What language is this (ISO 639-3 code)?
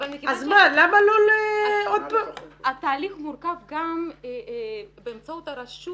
heb